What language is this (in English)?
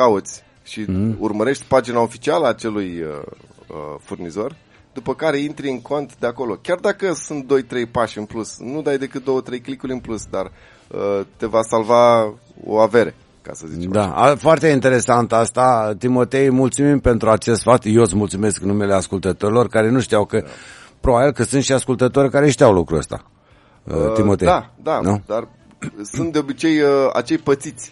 Romanian